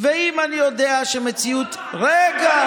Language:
Hebrew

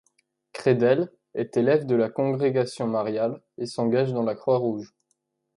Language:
French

